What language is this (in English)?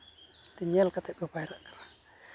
Santali